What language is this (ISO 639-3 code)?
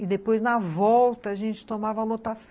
por